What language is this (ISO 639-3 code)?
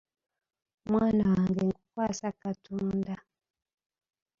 lug